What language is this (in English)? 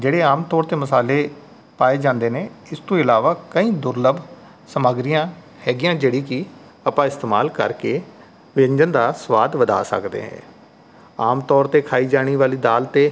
Punjabi